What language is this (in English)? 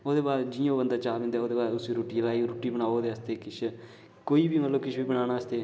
Dogri